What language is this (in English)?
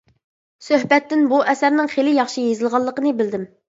Uyghur